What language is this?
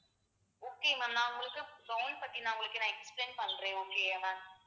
Tamil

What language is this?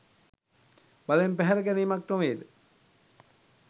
Sinhala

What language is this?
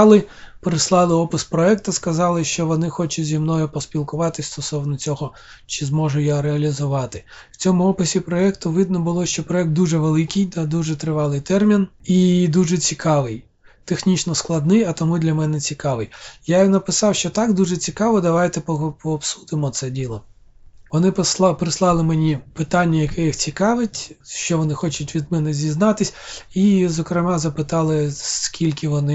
Ukrainian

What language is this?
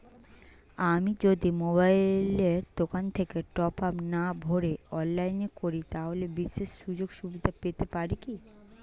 Bangla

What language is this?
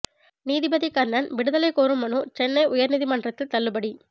Tamil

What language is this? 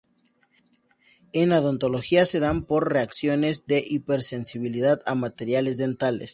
Spanish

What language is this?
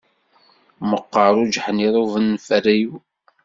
Kabyle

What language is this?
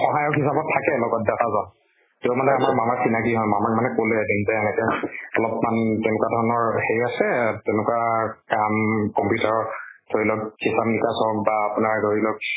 Assamese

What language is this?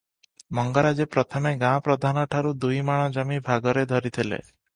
Odia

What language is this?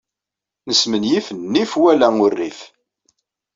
Kabyle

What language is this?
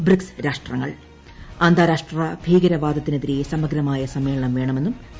Malayalam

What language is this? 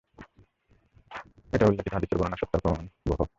Bangla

